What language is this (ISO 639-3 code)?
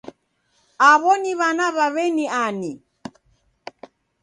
dav